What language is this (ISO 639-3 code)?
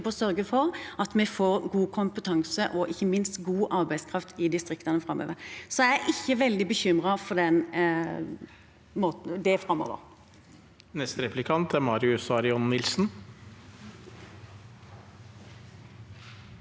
nor